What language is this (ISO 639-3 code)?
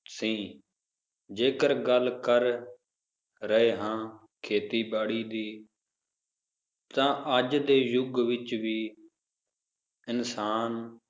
pan